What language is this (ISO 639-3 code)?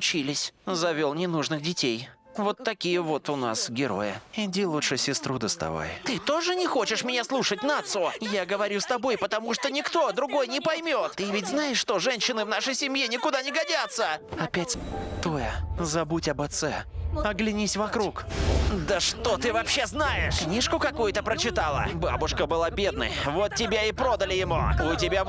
rus